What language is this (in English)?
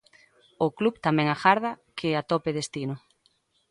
Galician